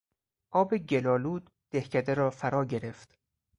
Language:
Persian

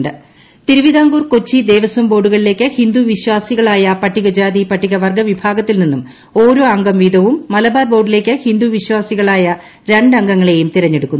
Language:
Malayalam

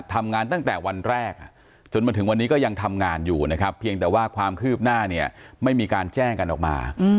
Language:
Thai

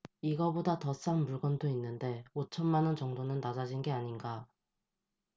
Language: Korean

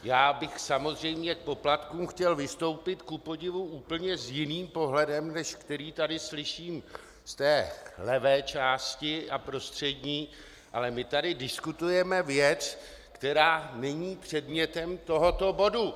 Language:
Czech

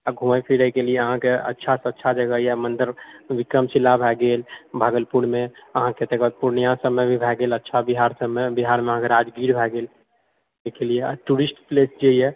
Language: Maithili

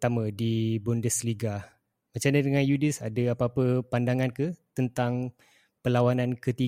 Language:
Malay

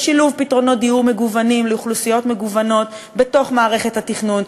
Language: Hebrew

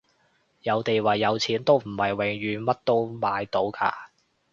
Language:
Cantonese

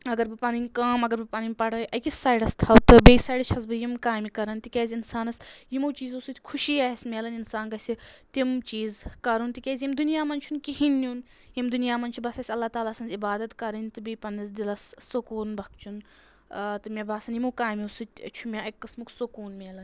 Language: Kashmiri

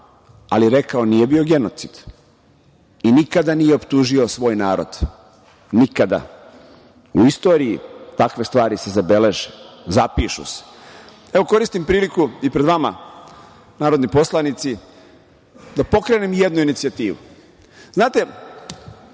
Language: Serbian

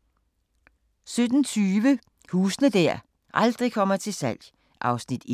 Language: Danish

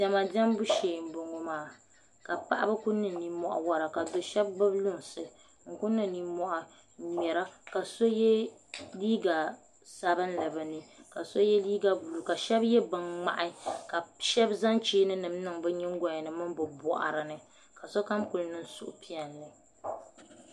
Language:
Dagbani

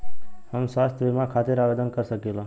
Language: Bhojpuri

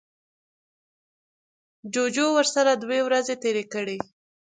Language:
Pashto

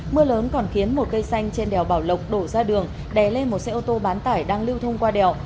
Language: Vietnamese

